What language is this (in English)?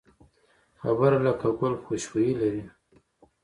Pashto